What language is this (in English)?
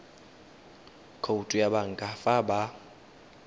Tswana